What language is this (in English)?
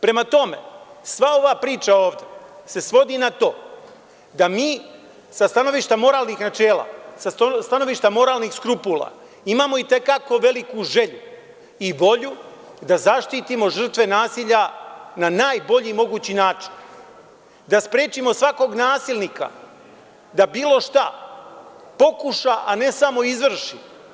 Serbian